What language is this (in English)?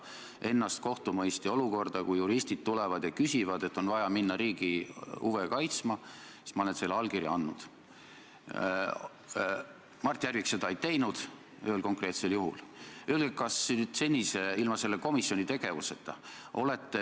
Estonian